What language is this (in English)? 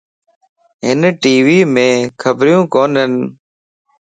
Lasi